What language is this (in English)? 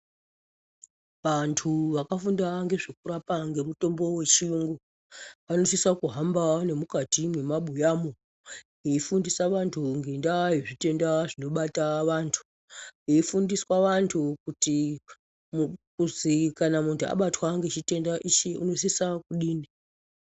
Ndau